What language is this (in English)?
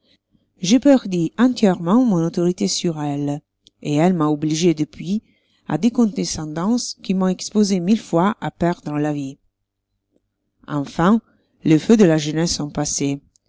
French